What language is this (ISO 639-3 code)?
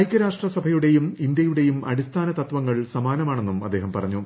mal